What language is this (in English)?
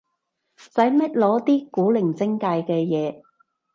Cantonese